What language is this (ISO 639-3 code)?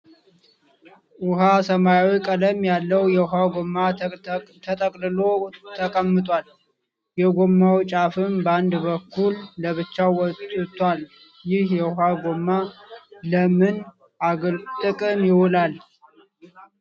amh